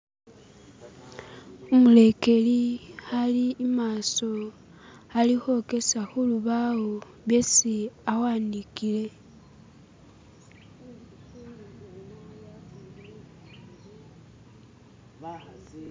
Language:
Masaaba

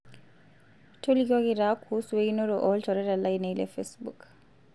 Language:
Masai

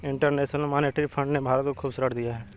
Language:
Hindi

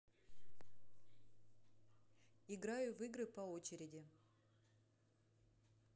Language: Russian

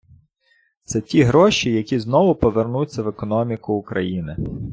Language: Ukrainian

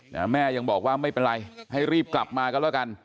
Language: Thai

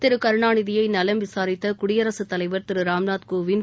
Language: Tamil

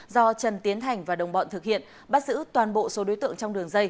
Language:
Vietnamese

